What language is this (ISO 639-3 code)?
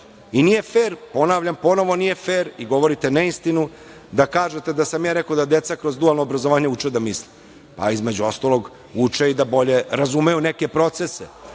srp